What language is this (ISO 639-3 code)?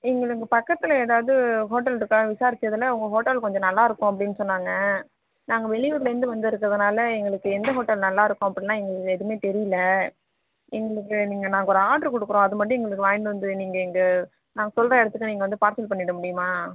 tam